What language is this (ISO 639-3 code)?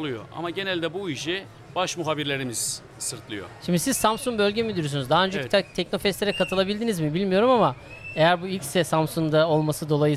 tur